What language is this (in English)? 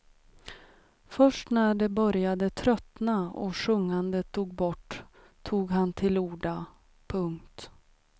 Swedish